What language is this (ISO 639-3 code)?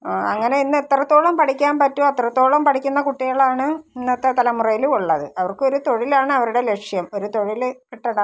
mal